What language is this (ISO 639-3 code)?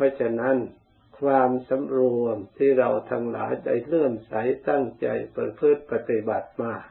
tha